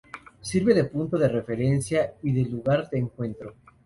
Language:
Spanish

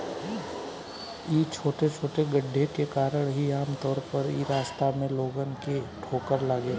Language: Bhojpuri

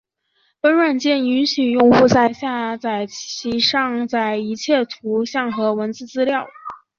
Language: Chinese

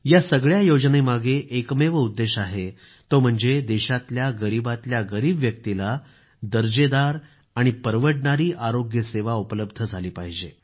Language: Marathi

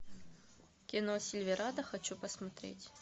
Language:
Russian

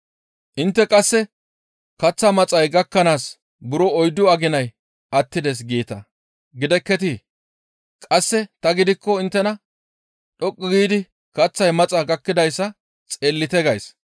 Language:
Gamo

